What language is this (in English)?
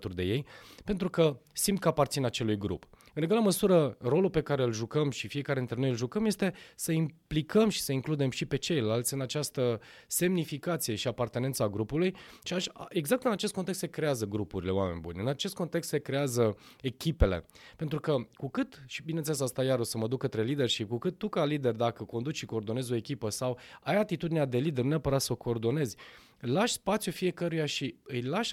Romanian